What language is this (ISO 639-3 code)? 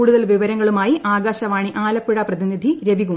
mal